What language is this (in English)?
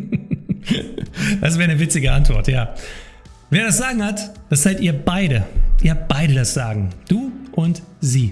German